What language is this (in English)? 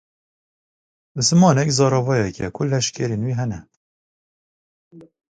Kurdish